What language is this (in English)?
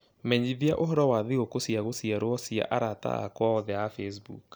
Kikuyu